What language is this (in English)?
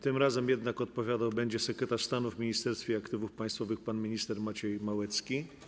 Polish